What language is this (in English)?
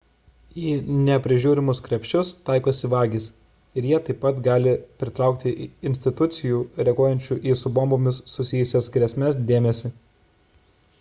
Lithuanian